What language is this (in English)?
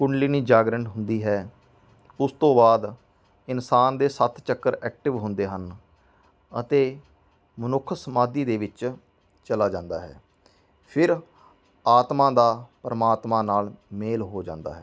Punjabi